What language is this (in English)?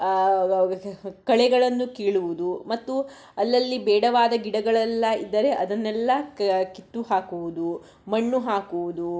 Kannada